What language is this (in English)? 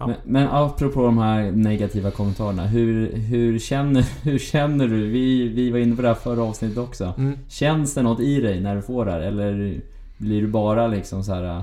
Swedish